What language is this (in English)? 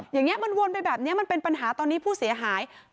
Thai